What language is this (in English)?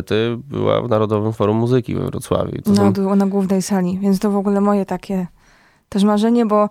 Polish